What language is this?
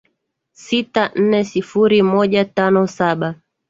Swahili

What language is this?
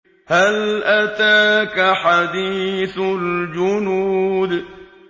Arabic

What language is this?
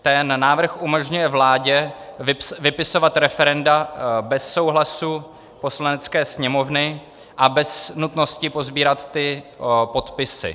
Czech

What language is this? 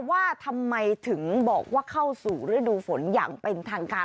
Thai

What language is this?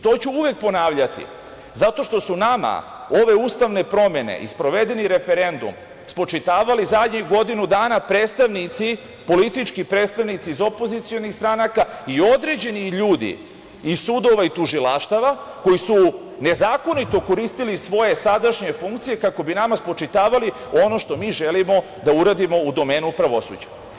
Serbian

